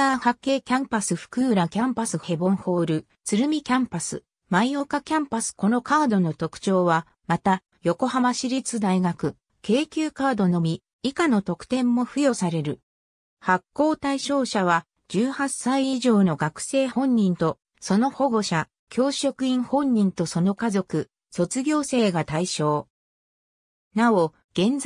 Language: Japanese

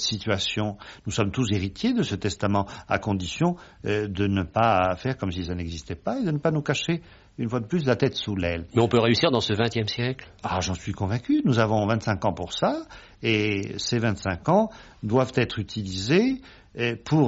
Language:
French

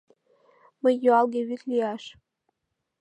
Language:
Mari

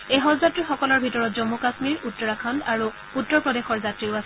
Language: Assamese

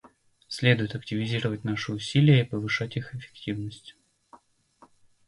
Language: Russian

